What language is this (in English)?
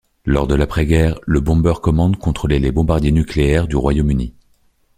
French